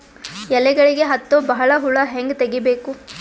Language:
Kannada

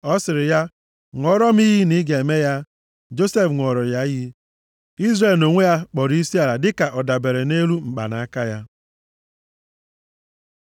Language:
Igbo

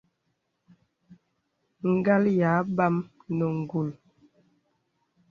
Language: Bebele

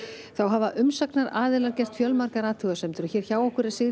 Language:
Icelandic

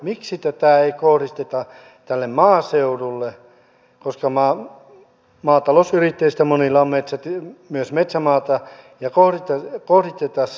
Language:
Finnish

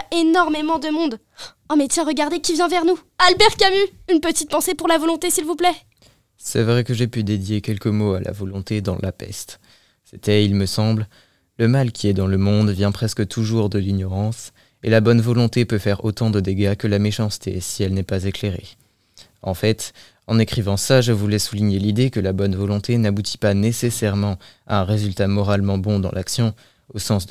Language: French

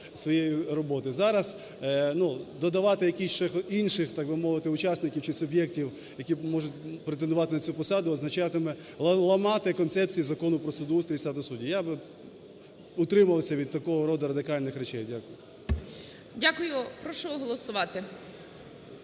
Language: Ukrainian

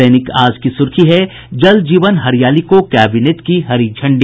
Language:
Hindi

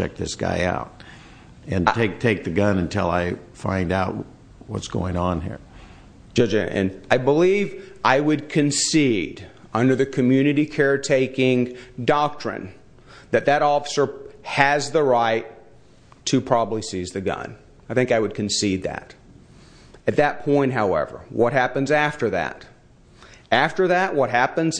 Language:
English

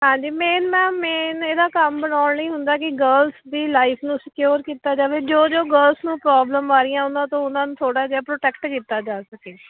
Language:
Punjabi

